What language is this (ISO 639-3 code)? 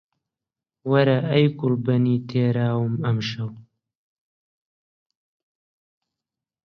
ckb